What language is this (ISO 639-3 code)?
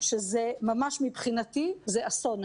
heb